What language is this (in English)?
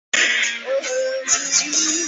Chinese